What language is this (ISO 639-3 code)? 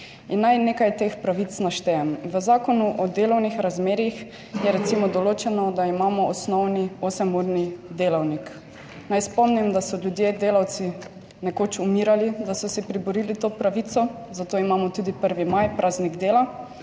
slv